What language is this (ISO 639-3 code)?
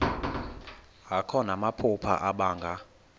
xho